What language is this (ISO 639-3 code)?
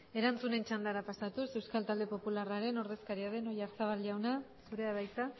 eus